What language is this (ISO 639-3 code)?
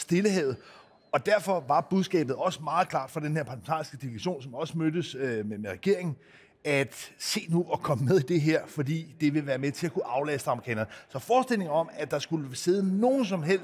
dan